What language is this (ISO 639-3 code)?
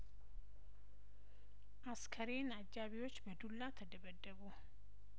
amh